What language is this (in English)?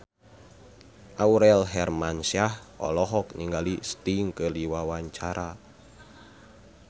Sundanese